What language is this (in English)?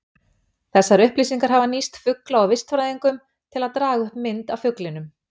Icelandic